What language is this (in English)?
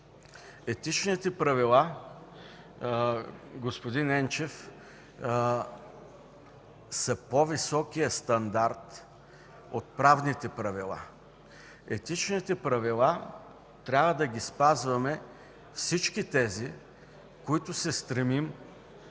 Bulgarian